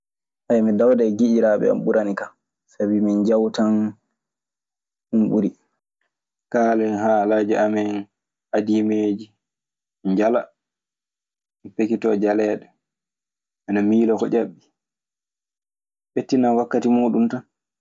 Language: Maasina Fulfulde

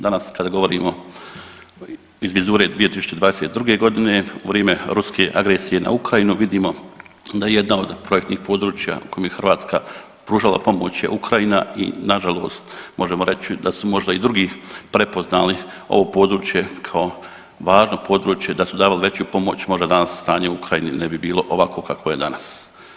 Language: Croatian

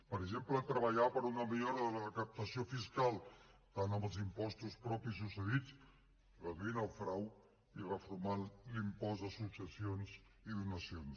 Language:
Catalan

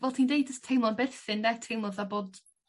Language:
Welsh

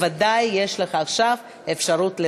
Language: Hebrew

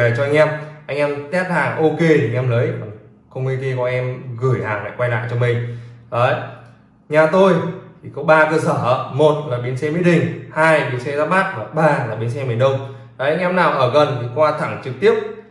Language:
Vietnamese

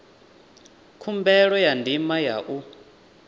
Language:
Venda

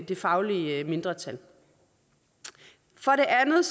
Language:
Danish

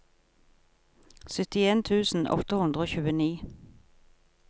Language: Norwegian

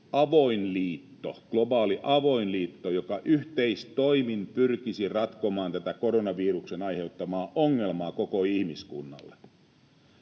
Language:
Finnish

